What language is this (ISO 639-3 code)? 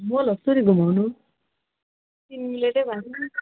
nep